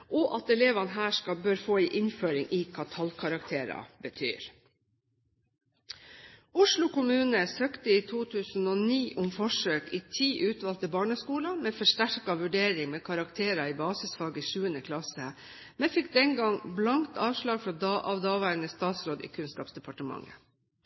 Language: Norwegian Bokmål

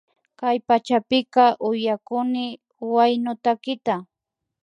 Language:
Imbabura Highland Quichua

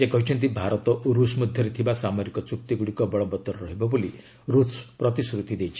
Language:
Odia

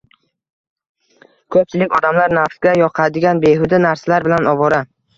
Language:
Uzbek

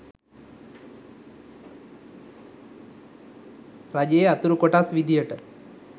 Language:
Sinhala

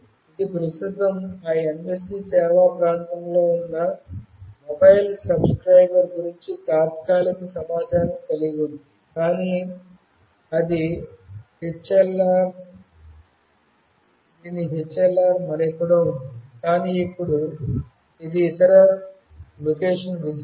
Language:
Telugu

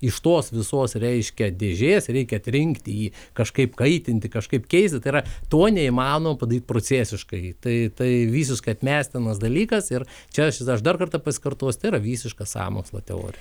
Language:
Lithuanian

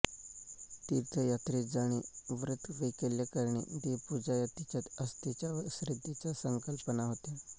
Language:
Marathi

